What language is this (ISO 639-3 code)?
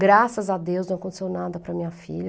por